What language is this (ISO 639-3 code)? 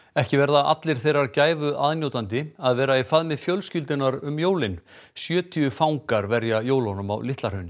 isl